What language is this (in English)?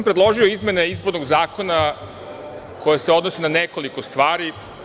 Serbian